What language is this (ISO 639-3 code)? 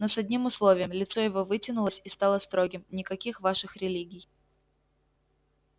rus